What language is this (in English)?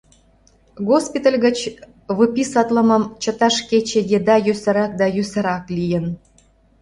Mari